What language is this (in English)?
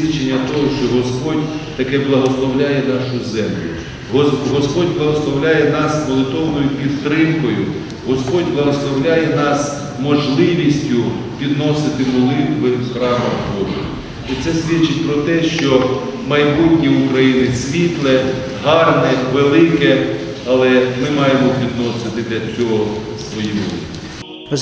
Ukrainian